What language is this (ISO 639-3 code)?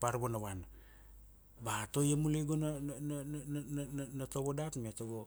ksd